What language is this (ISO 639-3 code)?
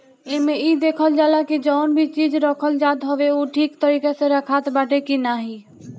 bho